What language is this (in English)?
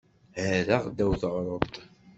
Kabyle